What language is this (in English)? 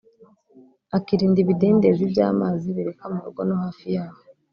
Kinyarwanda